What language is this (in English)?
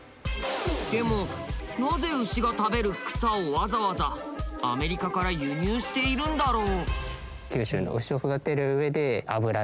Japanese